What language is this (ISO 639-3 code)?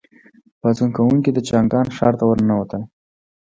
pus